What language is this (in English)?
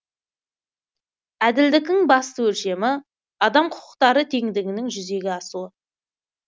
Kazakh